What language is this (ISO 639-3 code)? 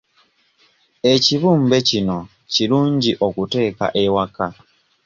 lug